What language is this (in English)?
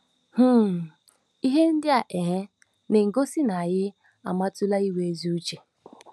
Igbo